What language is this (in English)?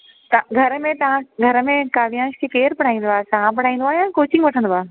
Sindhi